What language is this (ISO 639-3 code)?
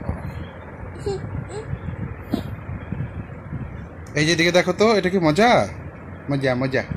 ara